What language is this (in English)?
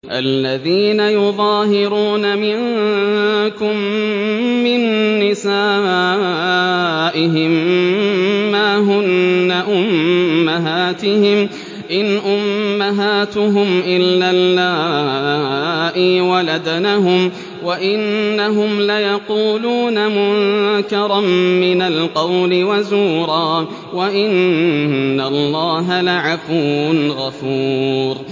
Arabic